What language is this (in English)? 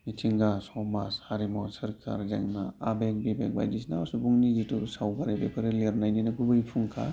Bodo